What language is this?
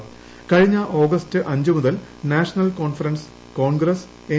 Malayalam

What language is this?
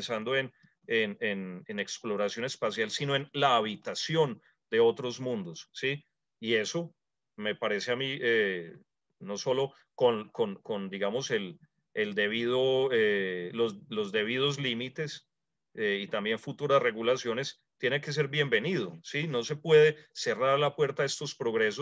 Spanish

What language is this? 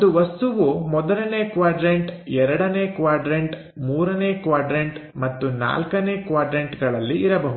Kannada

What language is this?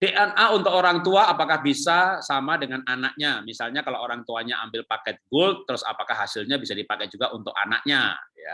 Indonesian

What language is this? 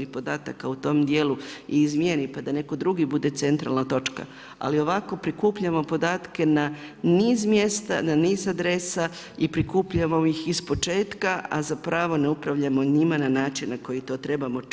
Croatian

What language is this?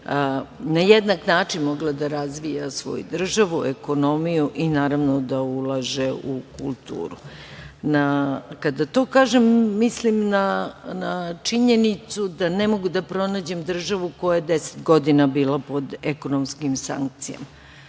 Serbian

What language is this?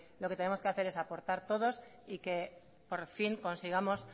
Spanish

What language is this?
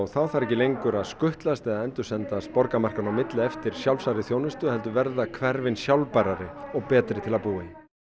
Icelandic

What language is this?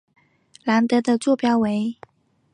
Chinese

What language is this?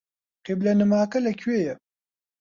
Central Kurdish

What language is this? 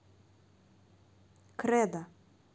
Russian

